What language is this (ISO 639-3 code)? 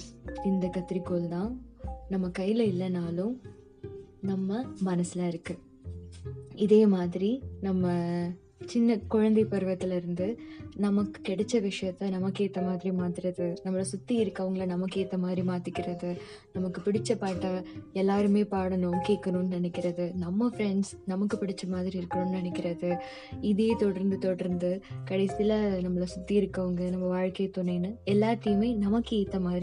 tam